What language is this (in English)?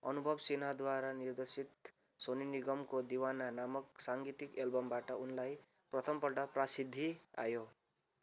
Nepali